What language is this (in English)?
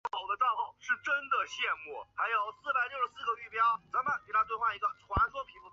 Chinese